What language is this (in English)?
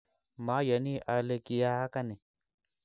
Kalenjin